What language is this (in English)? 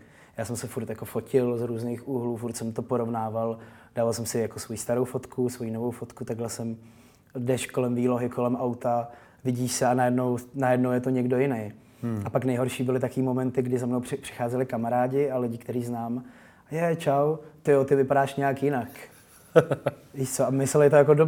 Czech